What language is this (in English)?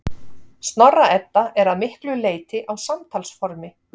Icelandic